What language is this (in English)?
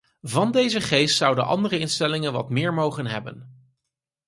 Dutch